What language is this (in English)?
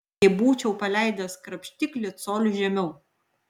Lithuanian